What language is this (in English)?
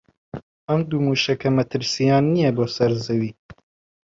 Central Kurdish